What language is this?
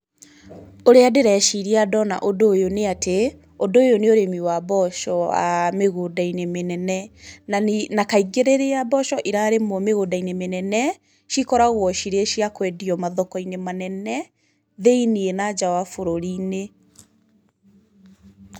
Kikuyu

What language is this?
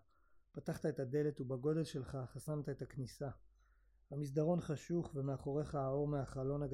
Hebrew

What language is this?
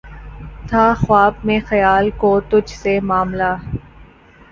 Urdu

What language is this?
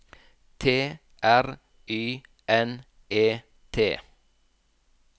Norwegian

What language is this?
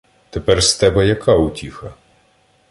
Ukrainian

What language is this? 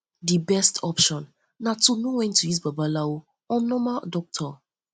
Nigerian Pidgin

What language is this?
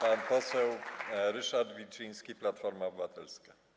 Polish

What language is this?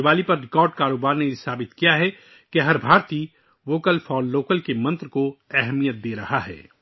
Urdu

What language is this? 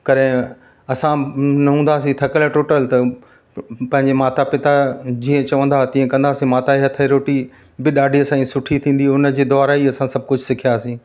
Sindhi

